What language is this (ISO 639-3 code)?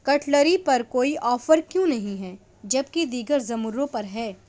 urd